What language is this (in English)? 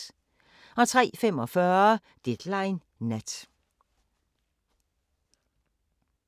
Danish